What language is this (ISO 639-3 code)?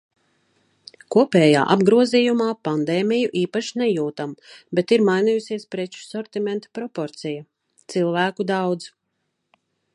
lav